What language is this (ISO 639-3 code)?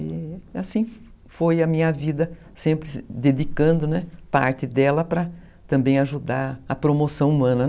por